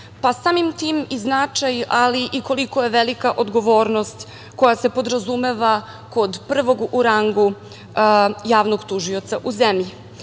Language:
Serbian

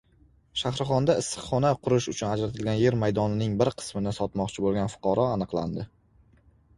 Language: Uzbek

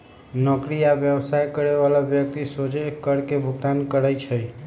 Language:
Magahi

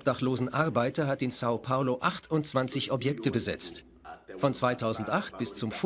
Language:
German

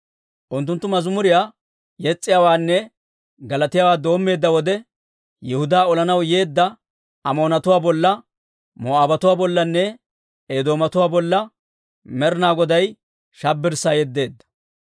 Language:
Dawro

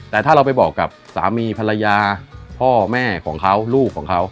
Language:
Thai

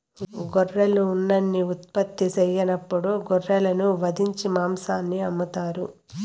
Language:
Telugu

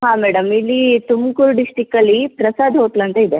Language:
Kannada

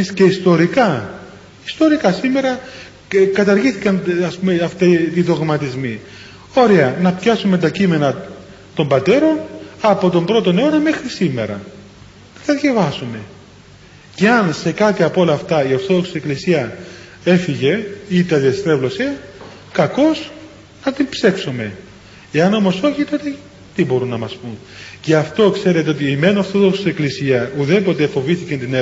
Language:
Greek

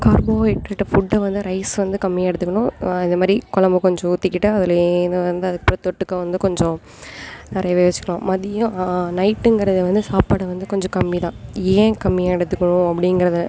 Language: Tamil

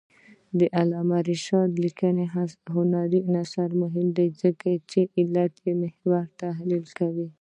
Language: Pashto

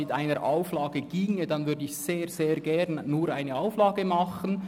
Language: Swiss German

